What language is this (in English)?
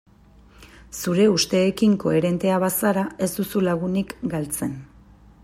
Basque